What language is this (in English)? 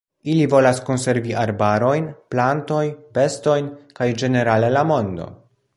Esperanto